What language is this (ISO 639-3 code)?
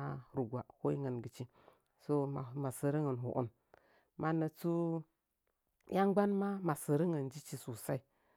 nja